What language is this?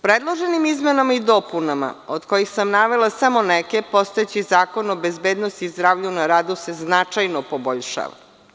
Serbian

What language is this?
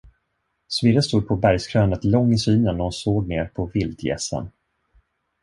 Swedish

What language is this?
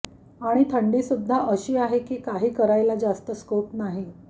Marathi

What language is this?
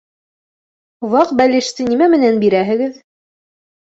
Bashkir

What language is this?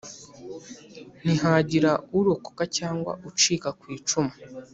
Kinyarwanda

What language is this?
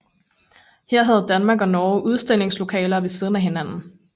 Danish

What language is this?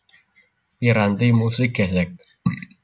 Javanese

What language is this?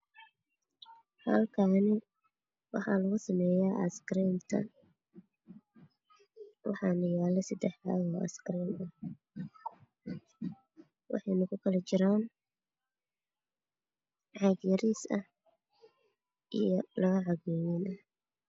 Somali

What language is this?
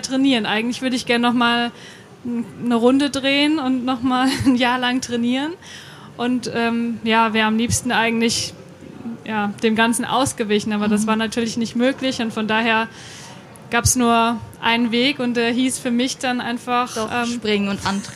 German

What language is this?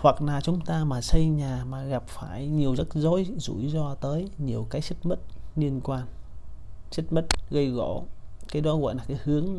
Vietnamese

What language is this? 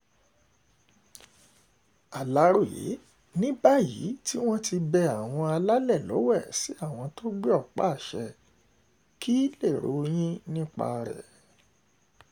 Yoruba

